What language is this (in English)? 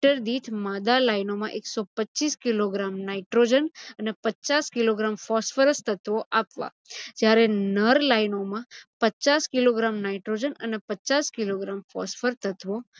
Gujarati